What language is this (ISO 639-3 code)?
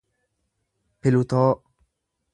orm